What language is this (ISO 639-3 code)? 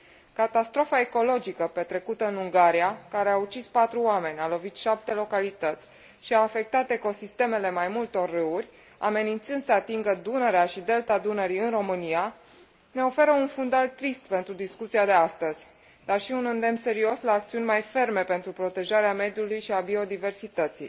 ron